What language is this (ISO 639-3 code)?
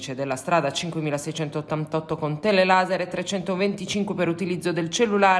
ita